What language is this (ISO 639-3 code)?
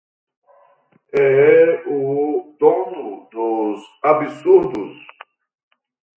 por